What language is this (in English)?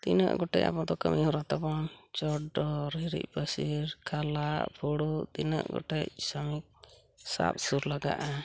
Santali